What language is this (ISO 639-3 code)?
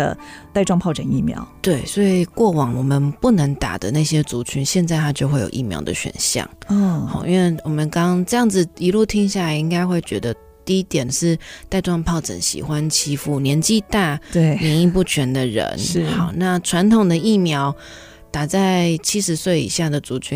zho